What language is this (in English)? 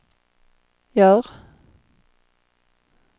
Swedish